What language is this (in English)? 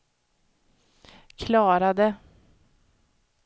Swedish